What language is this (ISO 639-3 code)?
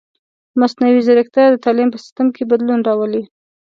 pus